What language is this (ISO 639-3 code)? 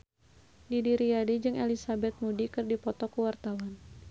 sun